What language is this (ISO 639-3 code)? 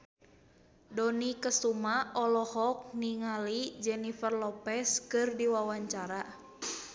sun